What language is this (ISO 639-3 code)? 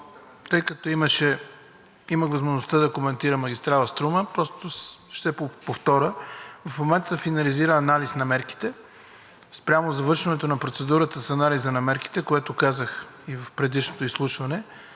bul